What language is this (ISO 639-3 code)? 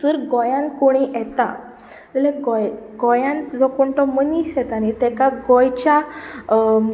kok